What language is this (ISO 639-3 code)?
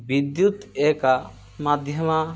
san